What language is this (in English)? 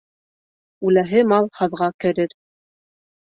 Bashkir